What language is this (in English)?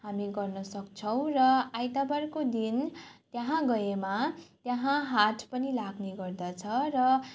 Nepali